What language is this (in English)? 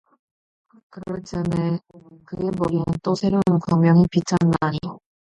Korean